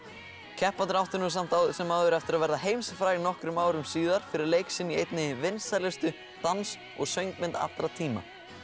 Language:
Icelandic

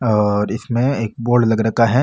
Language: Marwari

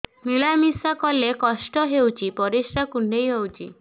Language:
Odia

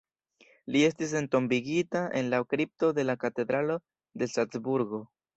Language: Esperanto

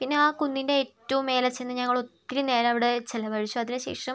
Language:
Malayalam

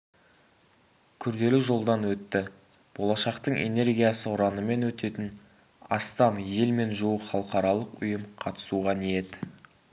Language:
Kazakh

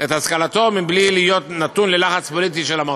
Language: Hebrew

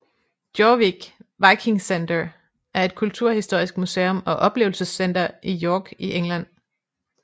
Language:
Danish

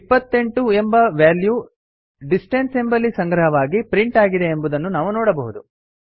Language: Kannada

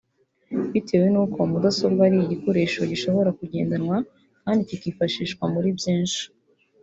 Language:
Kinyarwanda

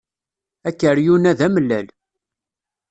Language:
Kabyle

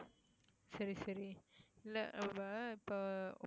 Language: Tamil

